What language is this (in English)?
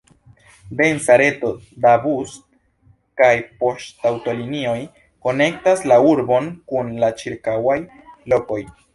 Esperanto